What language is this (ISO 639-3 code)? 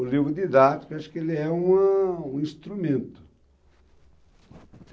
por